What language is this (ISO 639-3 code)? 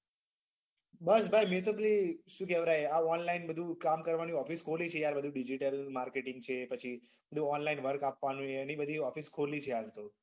guj